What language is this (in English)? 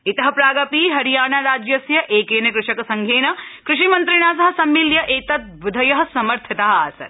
Sanskrit